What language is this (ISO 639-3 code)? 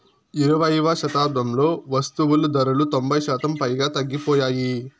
tel